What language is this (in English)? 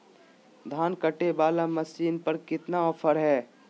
Magahi